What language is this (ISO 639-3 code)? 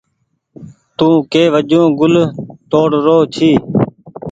gig